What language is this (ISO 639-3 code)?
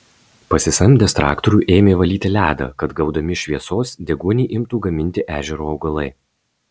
lit